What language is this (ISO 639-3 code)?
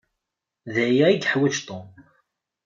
kab